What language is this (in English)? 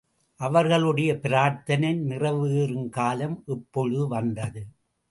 Tamil